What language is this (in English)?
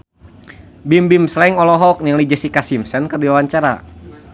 Sundanese